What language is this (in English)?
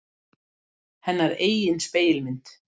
Icelandic